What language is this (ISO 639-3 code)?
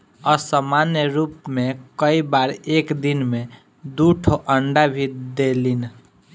bho